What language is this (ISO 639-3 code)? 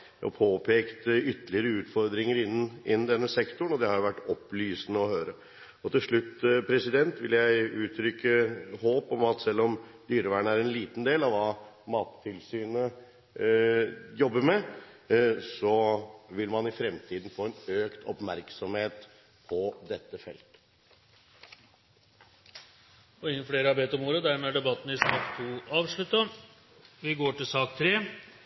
nob